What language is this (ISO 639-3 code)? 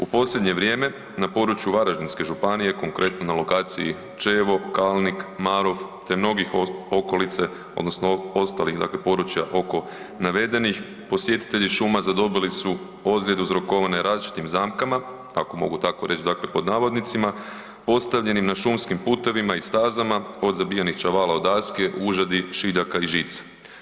hrv